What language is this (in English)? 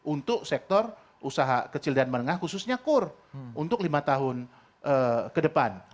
Indonesian